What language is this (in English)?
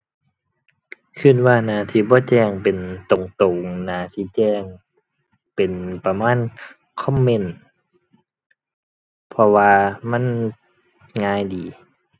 Thai